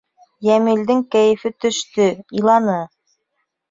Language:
Bashkir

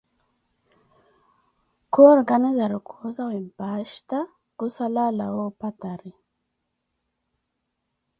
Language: Koti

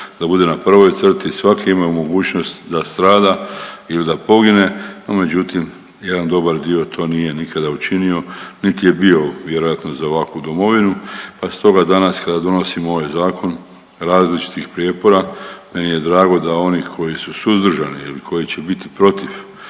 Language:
Croatian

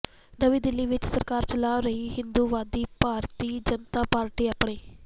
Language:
Punjabi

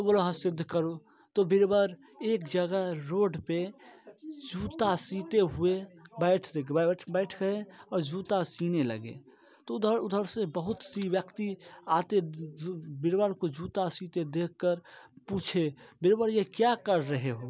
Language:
Hindi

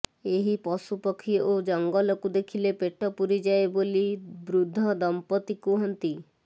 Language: Odia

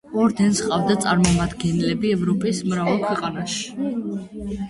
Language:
Georgian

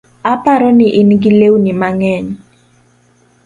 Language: Luo (Kenya and Tanzania)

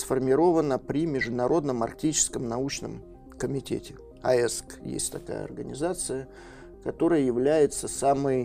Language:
Russian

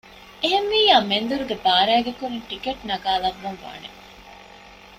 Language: Divehi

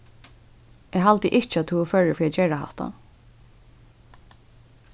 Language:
Faroese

